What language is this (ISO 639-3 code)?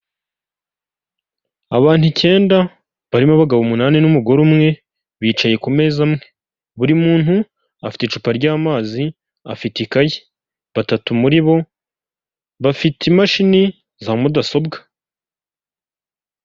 kin